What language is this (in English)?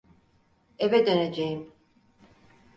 Turkish